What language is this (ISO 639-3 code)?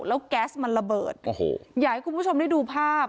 tha